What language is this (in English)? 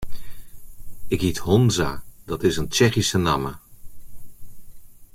Western Frisian